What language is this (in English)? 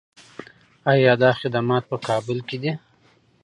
Pashto